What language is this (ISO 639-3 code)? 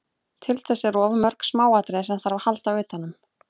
isl